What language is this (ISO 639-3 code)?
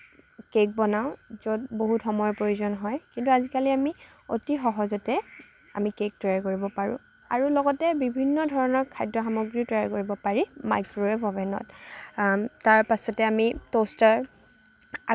asm